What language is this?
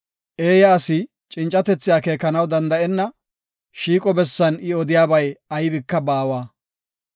Gofa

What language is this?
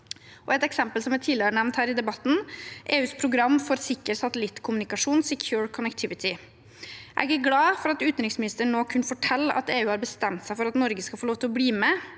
Norwegian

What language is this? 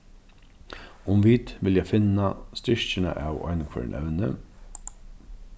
Faroese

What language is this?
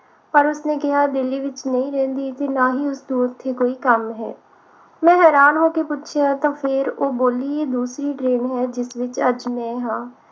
Punjabi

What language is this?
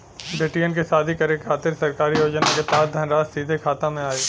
Bhojpuri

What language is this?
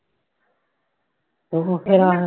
Punjabi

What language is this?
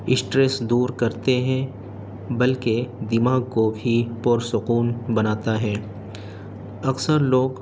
Urdu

